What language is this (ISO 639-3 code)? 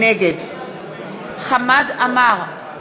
heb